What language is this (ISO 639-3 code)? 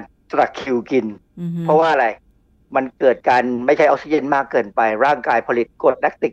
tha